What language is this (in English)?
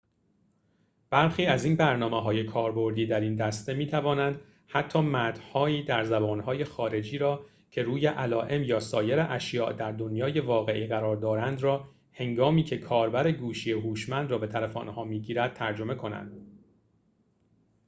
Persian